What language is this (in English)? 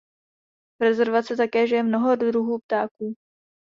Czech